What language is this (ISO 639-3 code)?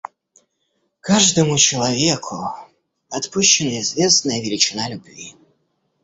rus